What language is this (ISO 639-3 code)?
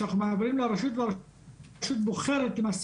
heb